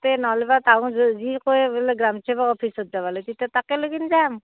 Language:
Assamese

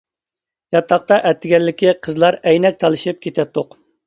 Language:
Uyghur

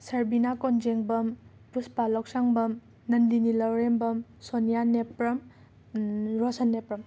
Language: Manipuri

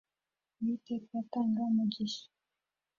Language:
Kinyarwanda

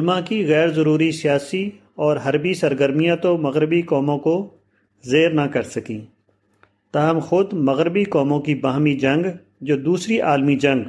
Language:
Urdu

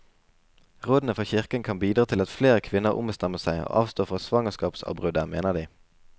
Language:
Norwegian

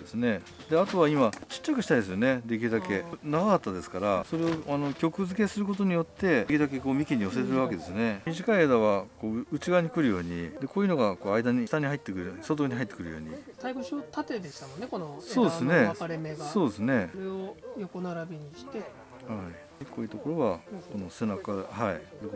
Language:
Japanese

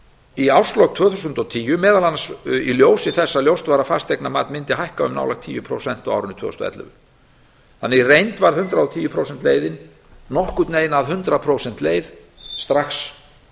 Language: Icelandic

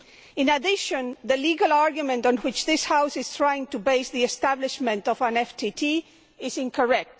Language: English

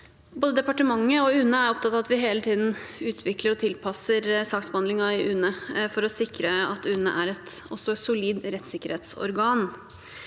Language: Norwegian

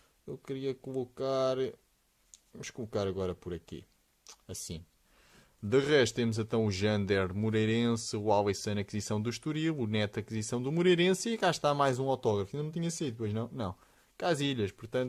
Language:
Portuguese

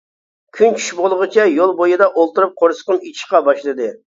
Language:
Uyghur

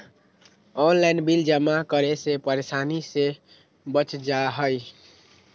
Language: Magahi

